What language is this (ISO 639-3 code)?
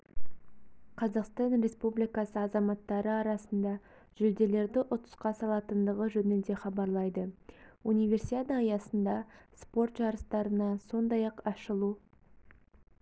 kaz